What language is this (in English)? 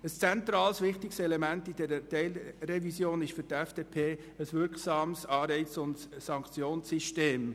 Swiss German